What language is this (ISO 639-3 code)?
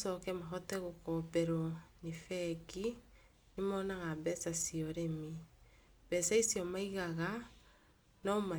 kik